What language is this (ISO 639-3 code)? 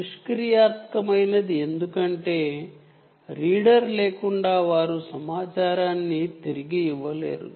tel